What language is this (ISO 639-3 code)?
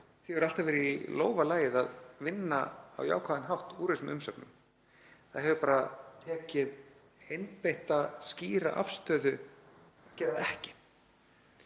isl